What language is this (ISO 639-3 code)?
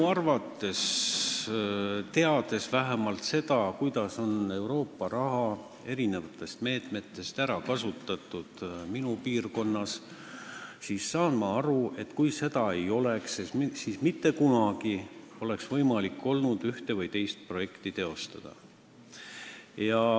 est